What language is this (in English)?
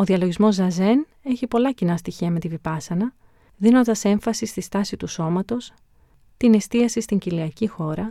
Greek